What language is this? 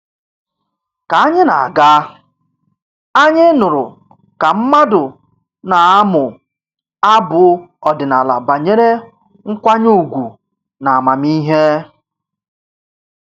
Igbo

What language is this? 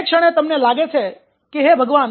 Gujarati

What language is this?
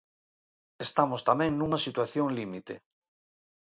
Galician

